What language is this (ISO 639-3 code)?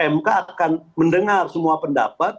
ind